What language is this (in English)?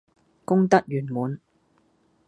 Cantonese